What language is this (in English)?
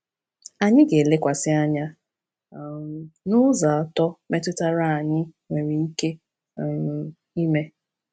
Igbo